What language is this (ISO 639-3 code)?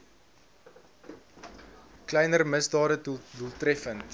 afr